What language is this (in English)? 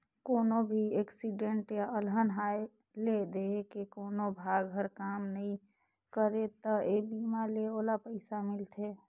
Chhattisgarhi